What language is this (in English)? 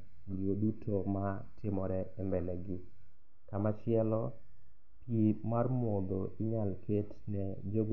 Luo (Kenya and Tanzania)